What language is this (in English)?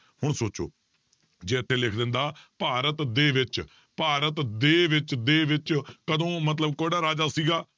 Punjabi